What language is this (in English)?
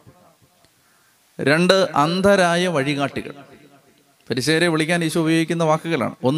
Malayalam